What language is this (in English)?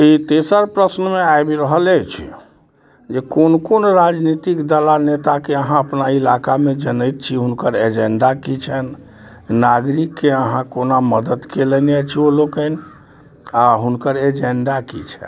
Maithili